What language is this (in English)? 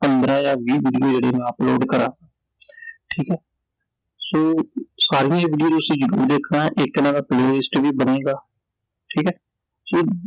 Punjabi